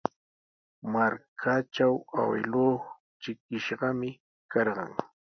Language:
Sihuas Ancash Quechua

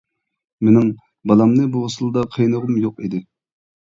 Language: Uyghur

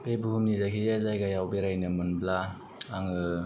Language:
Bodo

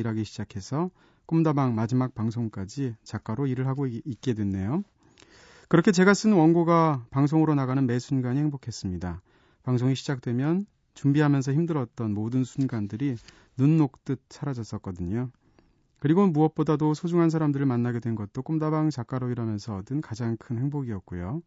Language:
Korean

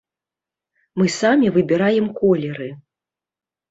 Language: Belarusian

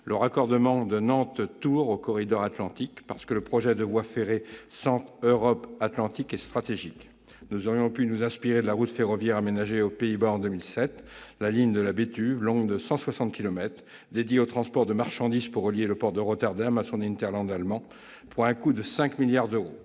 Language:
French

